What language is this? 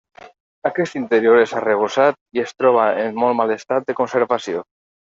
Catalan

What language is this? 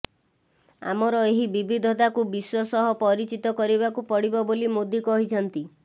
Odia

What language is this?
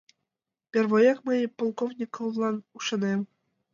Mari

